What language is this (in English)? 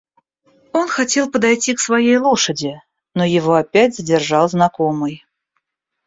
Russian